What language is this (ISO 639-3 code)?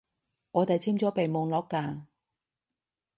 yue